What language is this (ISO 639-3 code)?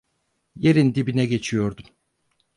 tur